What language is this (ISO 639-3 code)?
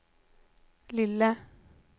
swe